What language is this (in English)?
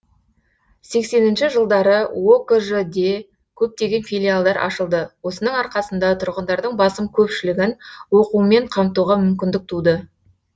Kazakh